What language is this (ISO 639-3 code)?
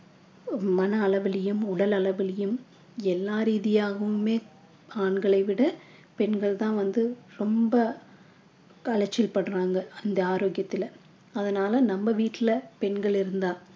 tam